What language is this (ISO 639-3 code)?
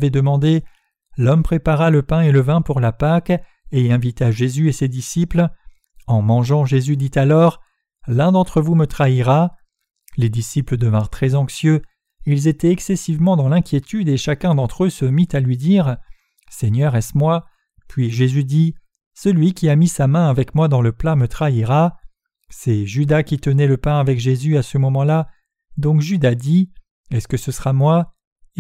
fra